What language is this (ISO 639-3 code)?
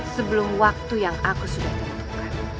ind